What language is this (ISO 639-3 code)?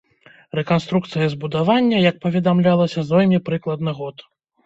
bel